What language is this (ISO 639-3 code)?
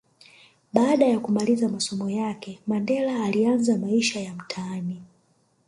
swa